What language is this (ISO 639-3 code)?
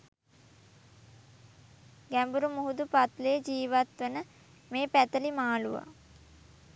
sin